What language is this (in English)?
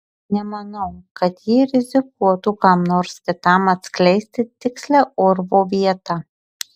Lithuanian